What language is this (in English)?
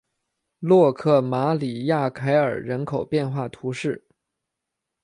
Chinese